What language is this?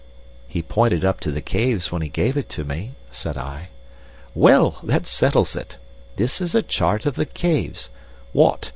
English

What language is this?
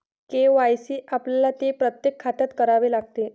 Marathi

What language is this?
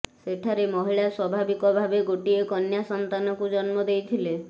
Odia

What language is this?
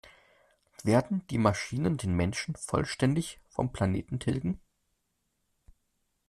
German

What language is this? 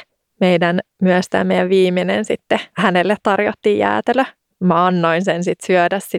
Finnish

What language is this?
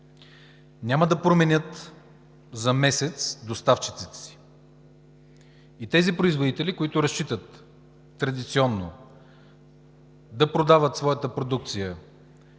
Bulgarian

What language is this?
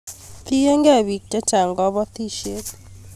Kalenjin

